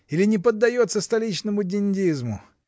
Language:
Russian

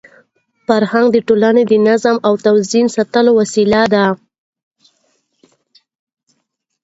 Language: Pashto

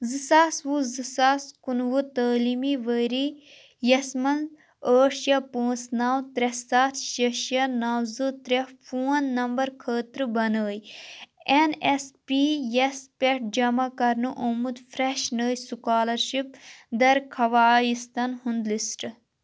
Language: Kashmiri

